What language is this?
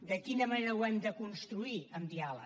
Catalan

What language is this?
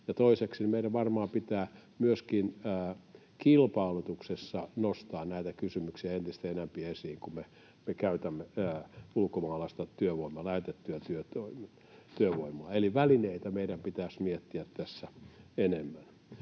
Finnish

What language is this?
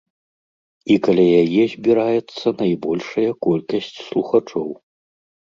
Belarusian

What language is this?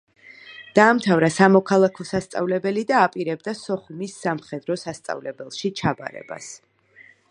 Georgian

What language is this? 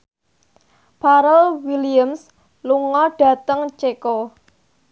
Javanese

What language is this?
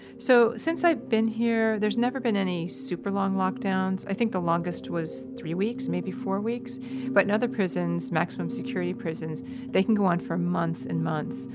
English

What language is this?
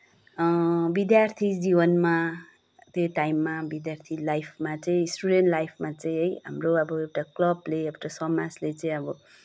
Nepali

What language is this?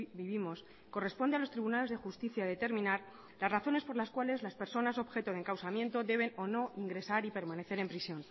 Spanish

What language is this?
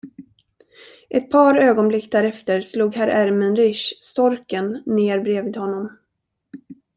Swedish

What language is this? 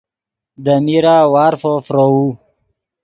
Yidgha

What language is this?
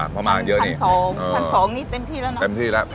Thai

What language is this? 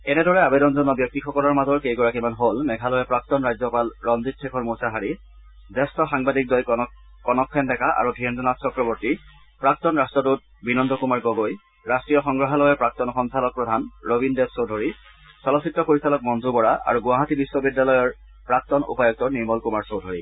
Assamese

